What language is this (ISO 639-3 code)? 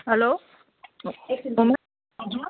nep